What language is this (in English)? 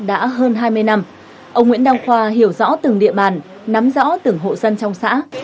Vietnamese